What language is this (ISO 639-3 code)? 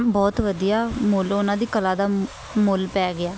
pan